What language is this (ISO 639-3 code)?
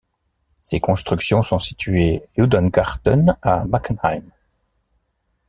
fra